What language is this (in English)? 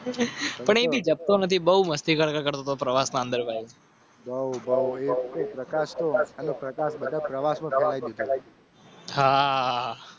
Gujarati